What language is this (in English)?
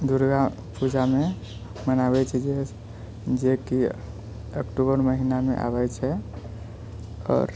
Maithili